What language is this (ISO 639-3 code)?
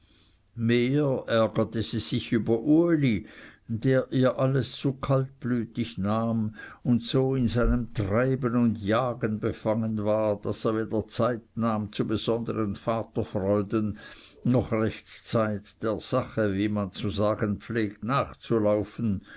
deu